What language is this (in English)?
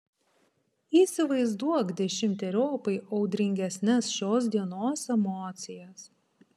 Lithuanian